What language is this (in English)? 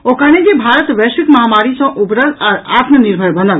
Maithili